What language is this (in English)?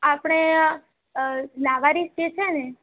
Gujarati